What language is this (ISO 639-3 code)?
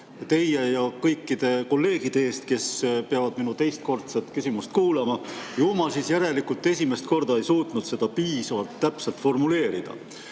est